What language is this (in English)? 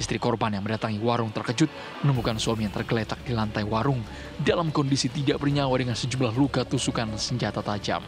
Indonesian